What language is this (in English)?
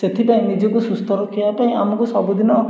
Odia